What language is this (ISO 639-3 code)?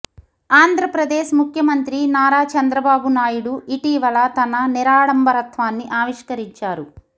tel